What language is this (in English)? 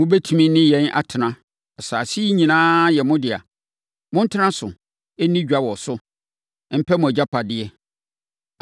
Akan